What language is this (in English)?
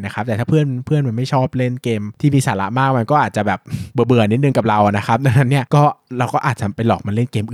Thai